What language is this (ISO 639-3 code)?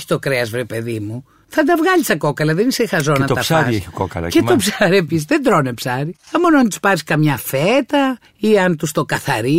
ell